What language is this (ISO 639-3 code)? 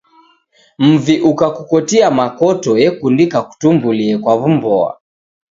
dav